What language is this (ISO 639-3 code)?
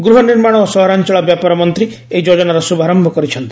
ori